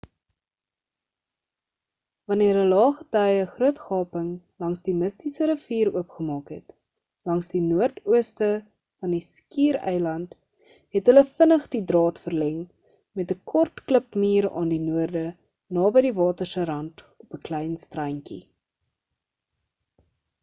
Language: Afrikaans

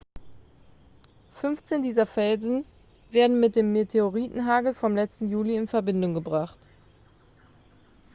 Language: German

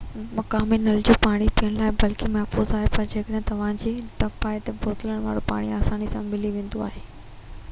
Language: Sindhi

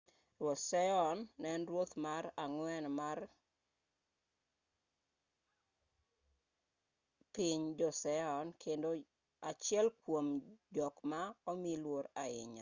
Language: Luo (Kenya and Tanzania)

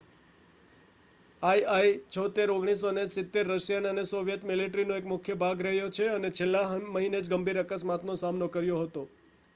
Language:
Gujarati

